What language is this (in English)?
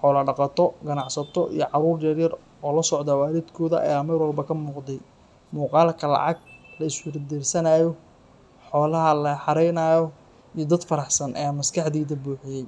Somali